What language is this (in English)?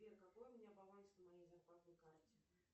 Russian